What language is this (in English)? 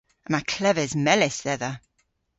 Cornish